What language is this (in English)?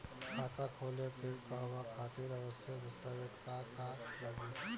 Bhojpuri